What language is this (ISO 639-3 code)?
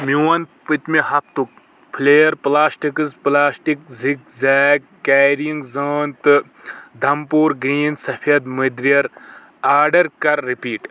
kas